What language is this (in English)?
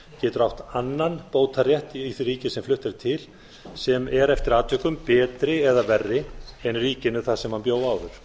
Icelandic